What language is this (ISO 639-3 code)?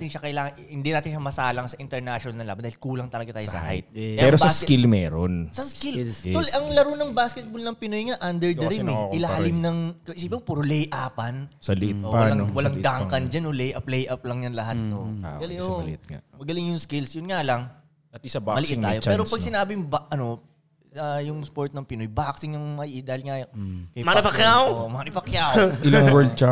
fil